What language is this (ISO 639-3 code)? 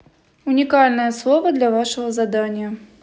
rus